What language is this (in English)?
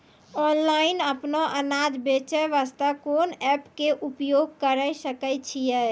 Maithili